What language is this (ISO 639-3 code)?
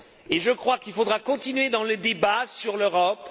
fra